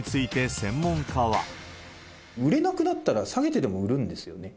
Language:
Japanese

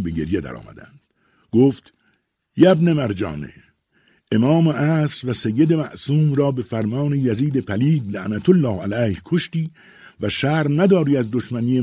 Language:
Persian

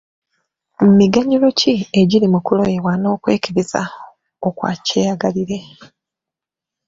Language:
Ganda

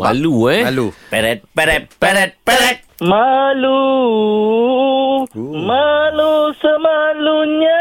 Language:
Malay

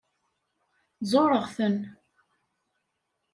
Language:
Kabyle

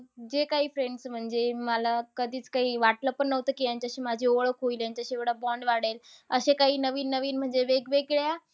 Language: Marathi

